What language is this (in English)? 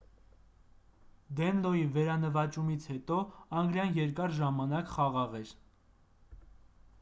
Armenian